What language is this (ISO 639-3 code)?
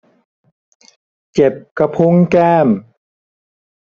tha